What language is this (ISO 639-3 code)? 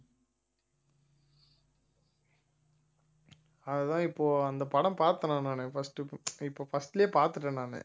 tam